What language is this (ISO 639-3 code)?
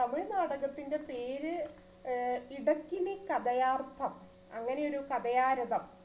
mal